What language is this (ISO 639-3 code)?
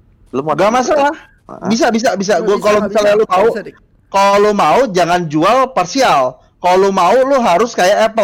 ind